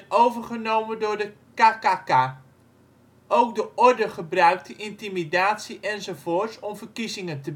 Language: Dutch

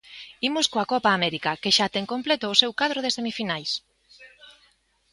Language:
Galician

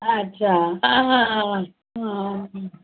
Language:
Sindhi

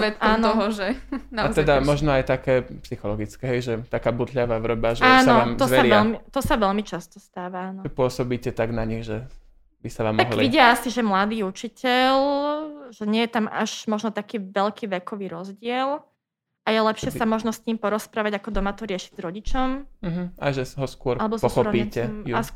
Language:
Slovak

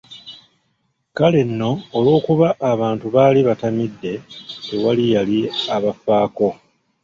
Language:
Ganda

